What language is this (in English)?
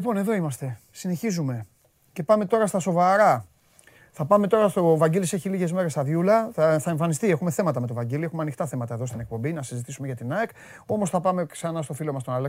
Greek